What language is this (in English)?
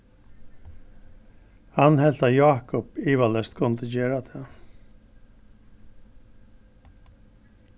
Faroese